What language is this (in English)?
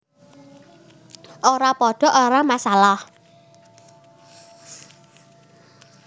Javanese